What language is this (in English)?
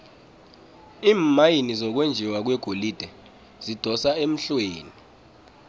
South Ndebele